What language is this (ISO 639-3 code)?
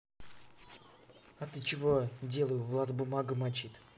rus